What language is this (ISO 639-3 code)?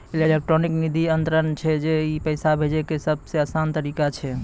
mai